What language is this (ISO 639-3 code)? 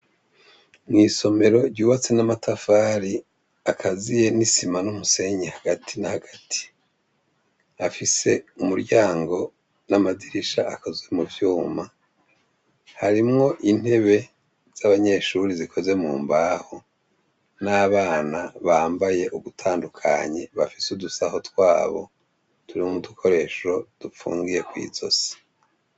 run